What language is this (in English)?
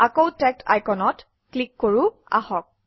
Assamese